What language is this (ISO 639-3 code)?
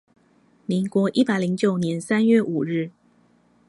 zho